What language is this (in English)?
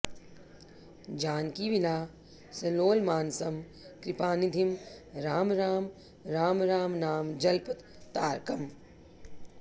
Sanskrit